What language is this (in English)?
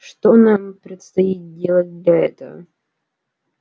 Russian